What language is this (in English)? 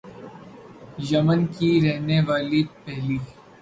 Urdu